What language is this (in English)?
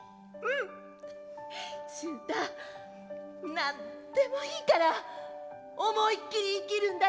Japanese